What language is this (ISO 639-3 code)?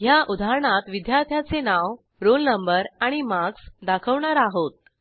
mar